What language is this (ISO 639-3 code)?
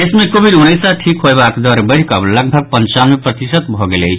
mai